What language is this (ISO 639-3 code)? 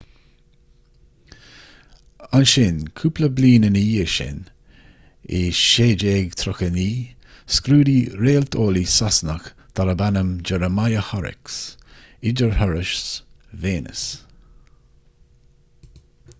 gle